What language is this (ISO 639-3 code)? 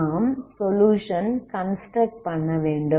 tam